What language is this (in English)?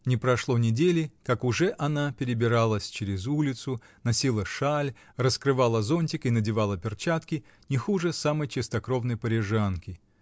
Russian